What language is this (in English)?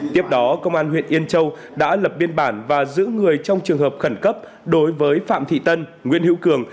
Vietnamese